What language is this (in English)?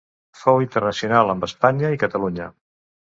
Catalan